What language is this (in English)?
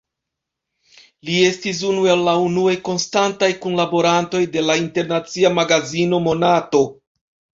Esperanto